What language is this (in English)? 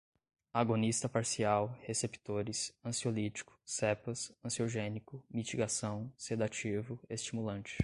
Portuguese